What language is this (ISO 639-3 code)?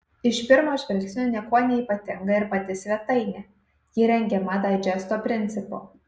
lit